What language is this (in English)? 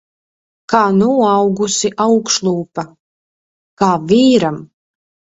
Latvian